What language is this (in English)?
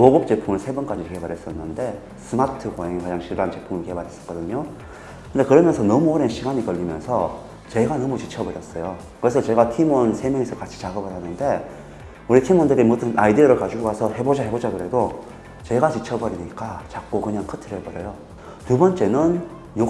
Korean